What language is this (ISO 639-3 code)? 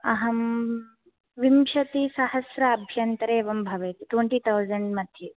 san